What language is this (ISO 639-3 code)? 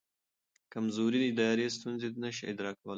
pus